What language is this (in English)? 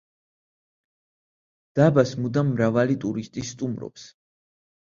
Georgian